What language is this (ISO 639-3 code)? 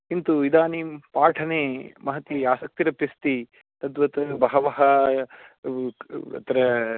san